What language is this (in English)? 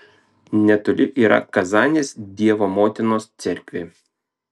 Lithuanian